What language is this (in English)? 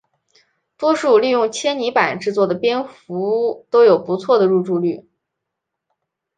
Chinese